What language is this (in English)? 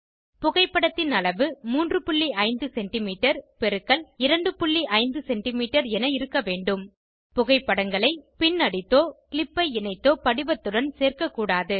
Tamil